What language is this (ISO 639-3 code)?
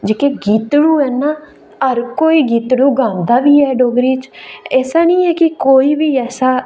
doi